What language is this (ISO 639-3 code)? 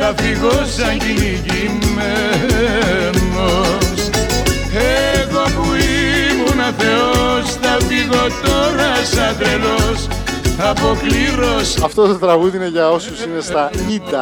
ell